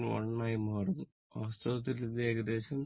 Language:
Malayalam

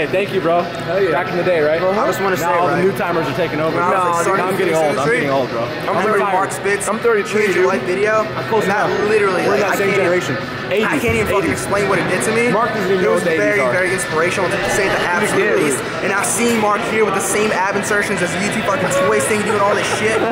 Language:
English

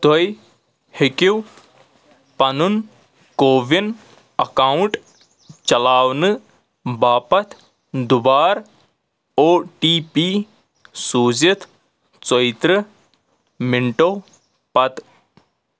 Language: Kashmiri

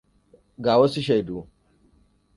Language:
Hausa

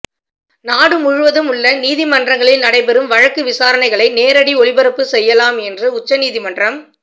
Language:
Tamil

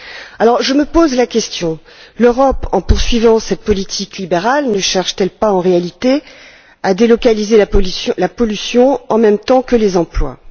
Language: French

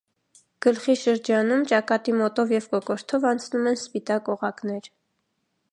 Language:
Armenian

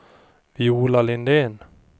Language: Swedish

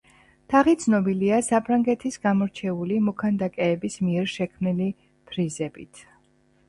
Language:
Georgian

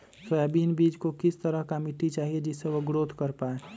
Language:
Magahi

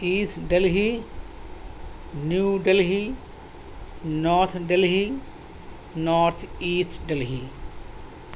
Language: Urdu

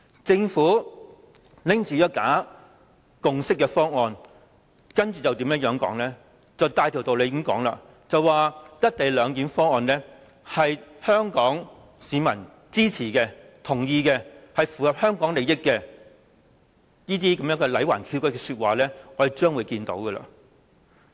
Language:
Cantonese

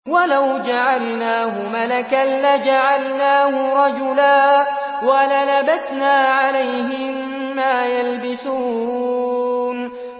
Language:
Arabic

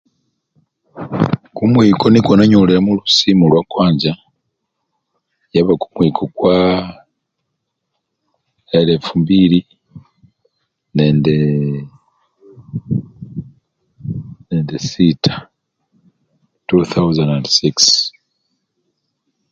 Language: Luyia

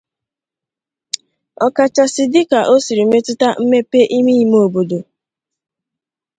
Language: Igbo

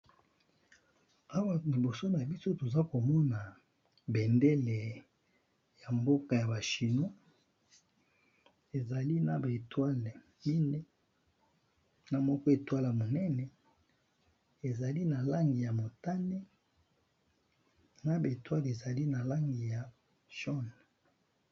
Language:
Lingala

